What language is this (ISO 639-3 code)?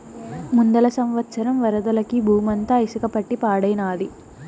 tel